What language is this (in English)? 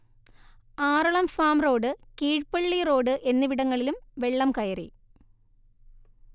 Malayalam